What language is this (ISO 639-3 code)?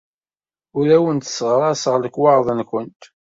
kab